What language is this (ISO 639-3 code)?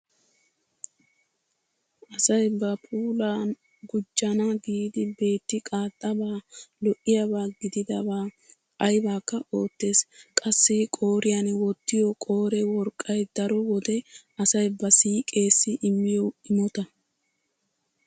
wal